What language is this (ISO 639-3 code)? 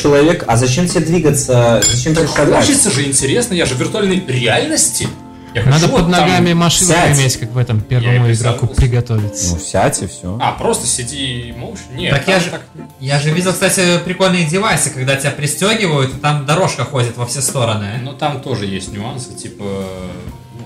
rus